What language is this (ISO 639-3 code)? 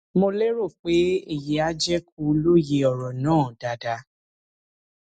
yor